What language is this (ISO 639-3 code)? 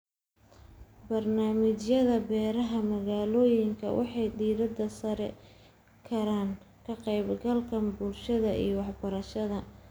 som